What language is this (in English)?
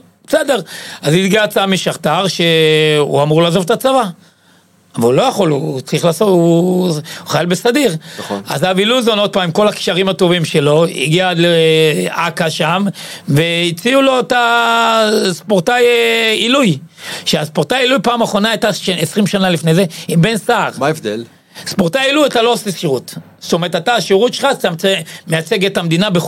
Hebrew